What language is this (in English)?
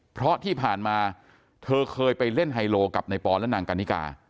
Thai